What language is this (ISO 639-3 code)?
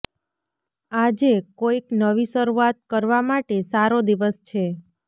guj